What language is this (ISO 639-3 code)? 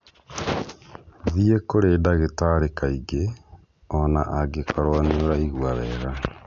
kik